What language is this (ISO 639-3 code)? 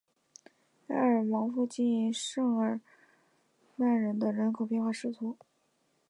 zho